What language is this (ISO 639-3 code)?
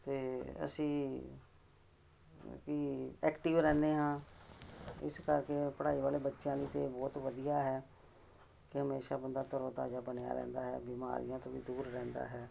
pan